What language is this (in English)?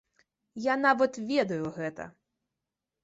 Belarusian